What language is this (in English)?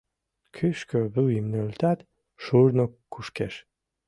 Mari